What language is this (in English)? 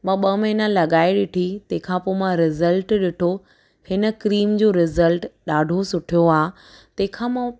Sindhi